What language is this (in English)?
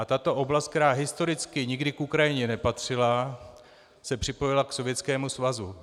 Czech